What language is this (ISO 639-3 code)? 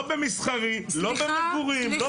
heb